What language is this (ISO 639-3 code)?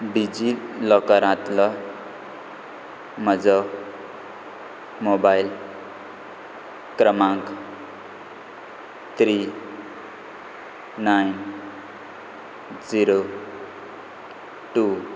kok